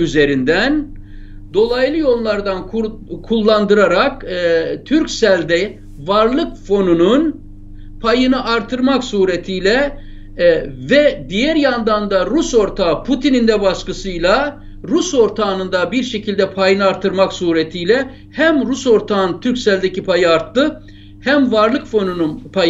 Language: Turkish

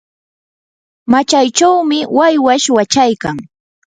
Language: Yanahuanca Pasco Quechua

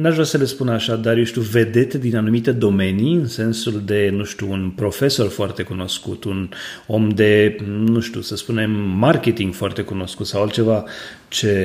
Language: Romanian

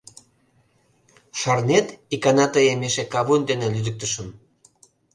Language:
Mari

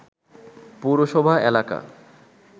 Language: Bangla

